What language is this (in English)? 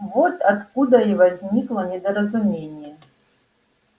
Russian